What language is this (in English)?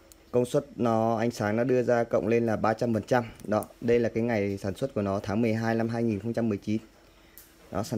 Vietnamese